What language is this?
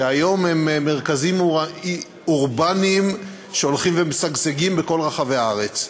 Hebrew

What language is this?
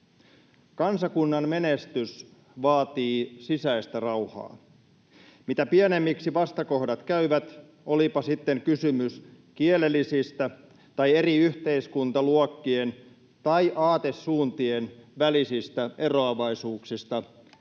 Finnish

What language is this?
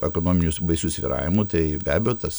Lithuanian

